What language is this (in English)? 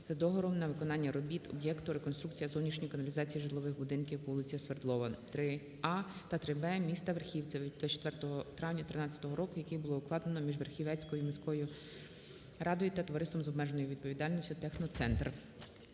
Ukrainian